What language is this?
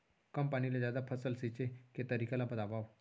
Chhattisgarhi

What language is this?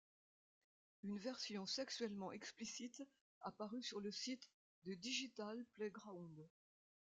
French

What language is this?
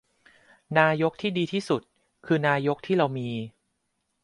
Thai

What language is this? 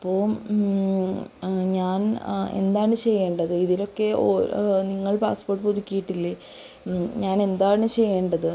Malayalam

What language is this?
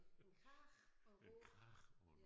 Danish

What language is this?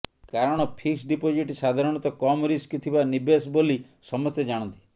Odia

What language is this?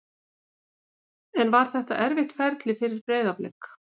Icelandic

